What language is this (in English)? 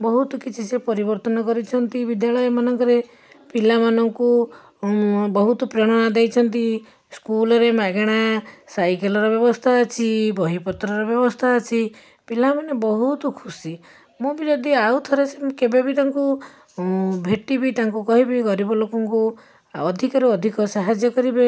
Odia